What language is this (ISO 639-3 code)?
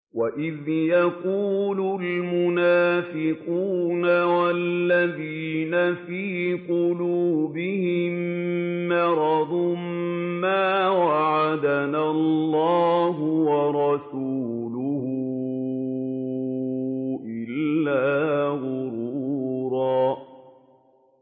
ara